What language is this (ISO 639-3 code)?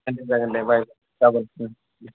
brx